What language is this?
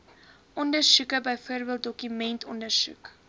Afrikaans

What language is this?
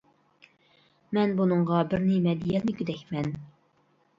Uyghur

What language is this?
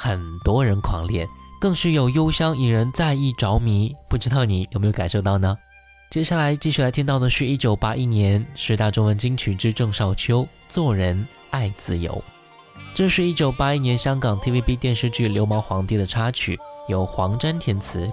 Chinese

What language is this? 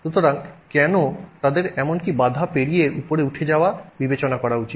Bangla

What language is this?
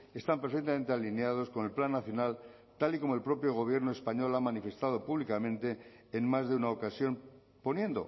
Spanish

